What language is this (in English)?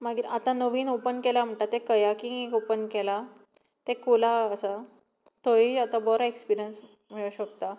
Konkani